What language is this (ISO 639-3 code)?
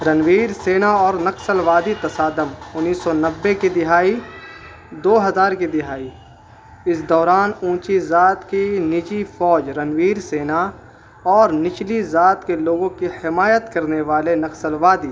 urd